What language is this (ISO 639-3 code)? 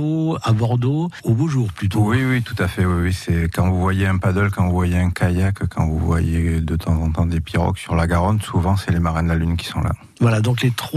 fra